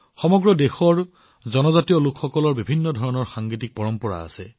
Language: Assamese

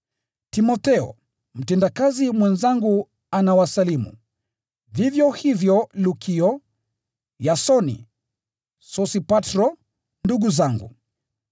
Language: Swahili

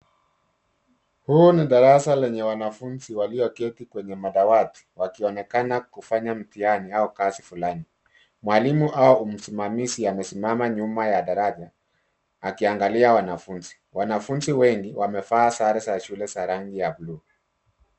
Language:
Swahili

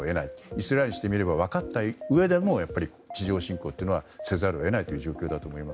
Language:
Japanese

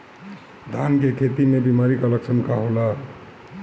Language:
Bhojpuri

